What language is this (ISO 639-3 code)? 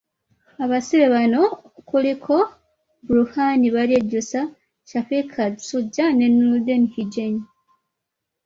lug